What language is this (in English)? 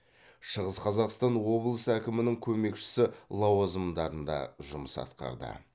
Kazakh